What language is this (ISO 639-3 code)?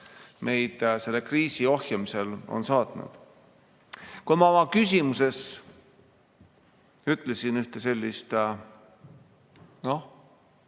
est